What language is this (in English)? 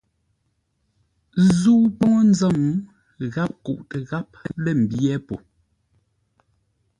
Ngombale